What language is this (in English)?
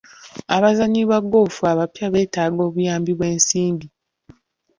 Ganda